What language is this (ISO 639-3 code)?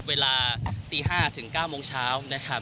tha